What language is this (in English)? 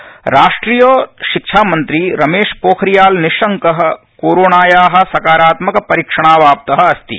Sanskrit